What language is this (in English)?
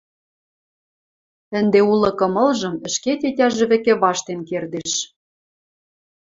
Western Mari